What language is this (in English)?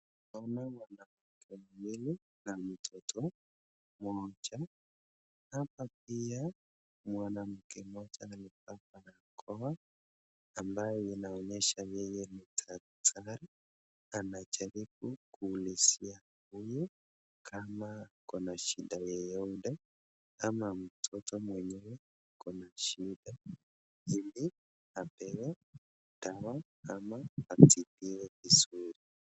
Swahili